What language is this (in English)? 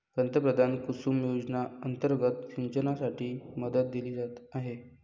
Marathi